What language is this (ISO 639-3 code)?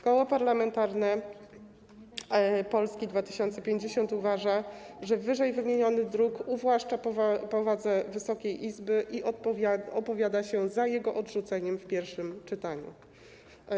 pol